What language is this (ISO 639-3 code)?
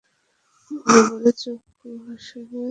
ben